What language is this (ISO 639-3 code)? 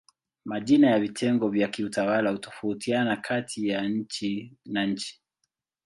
swa